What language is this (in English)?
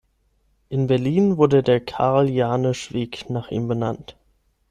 German